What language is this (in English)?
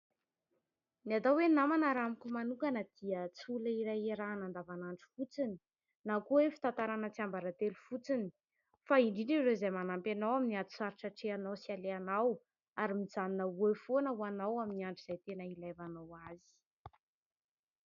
Malagasy